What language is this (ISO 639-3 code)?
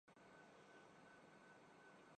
urd